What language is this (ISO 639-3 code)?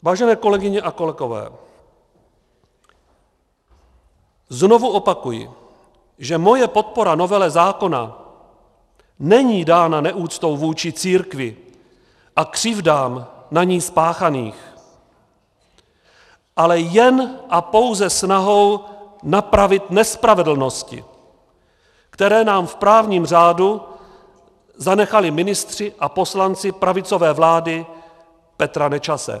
ces